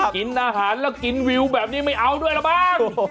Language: Thai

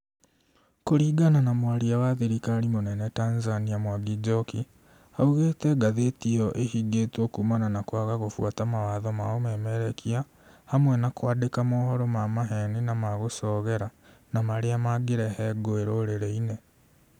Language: Kikuyu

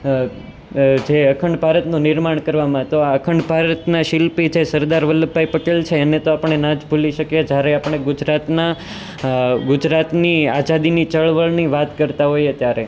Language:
Gujarati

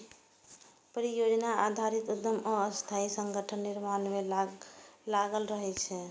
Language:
Maithili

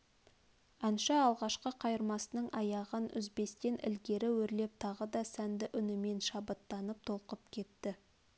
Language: Kazakh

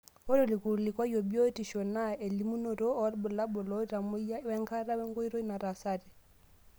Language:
Masai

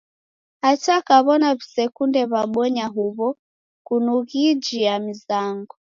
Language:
Taita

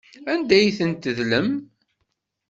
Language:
Kabyle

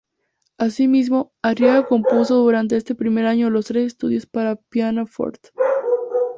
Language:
Spanish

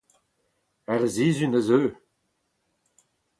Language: Breton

